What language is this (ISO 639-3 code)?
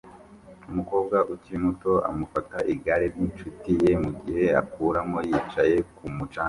kin